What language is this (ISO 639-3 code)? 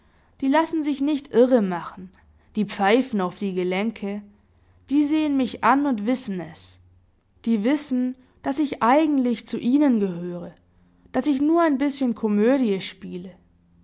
deu